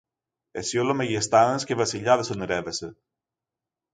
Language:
Greek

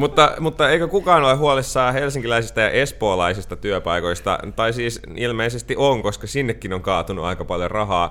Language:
Finnish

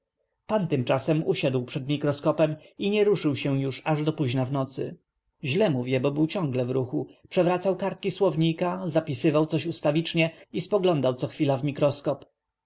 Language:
Polish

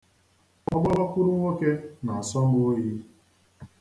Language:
Igbo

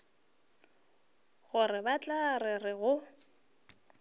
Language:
Northern Sotho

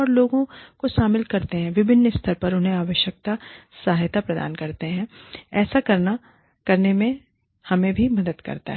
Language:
Hindi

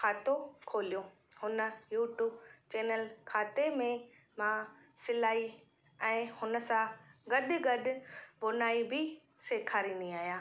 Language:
Sindhi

